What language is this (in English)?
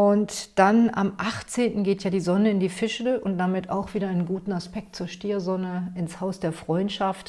German